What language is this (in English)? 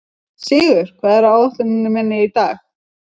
Icelandic